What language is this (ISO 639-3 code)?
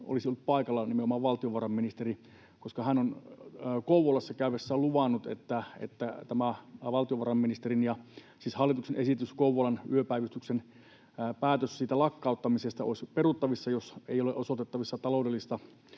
fin